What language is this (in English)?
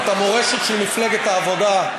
Hebrew